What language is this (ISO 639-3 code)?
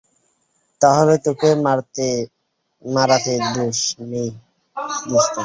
ben